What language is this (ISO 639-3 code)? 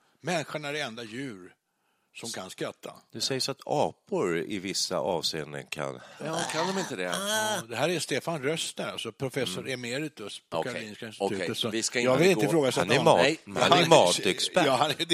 swe